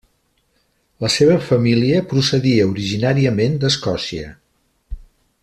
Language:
Catalan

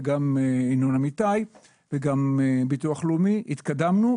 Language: Hebrew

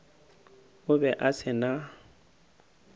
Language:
Northern Sotho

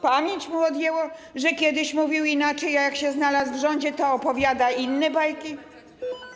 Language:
Polish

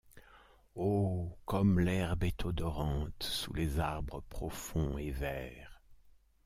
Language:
French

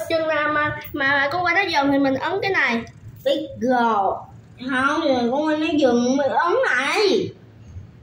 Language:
Vietnamese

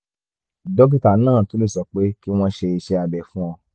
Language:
Yoruba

